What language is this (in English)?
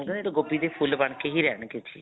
Punjabi